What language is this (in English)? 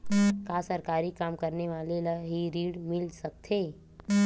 Chhattisgarhi